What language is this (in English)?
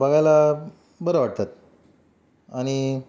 Marathi